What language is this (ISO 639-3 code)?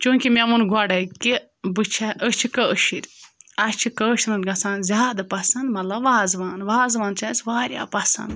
kas